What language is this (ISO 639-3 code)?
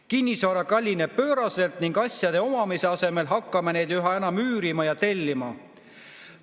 est